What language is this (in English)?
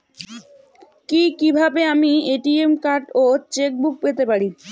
Bangla